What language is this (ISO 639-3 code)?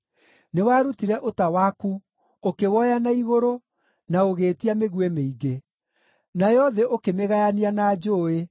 kik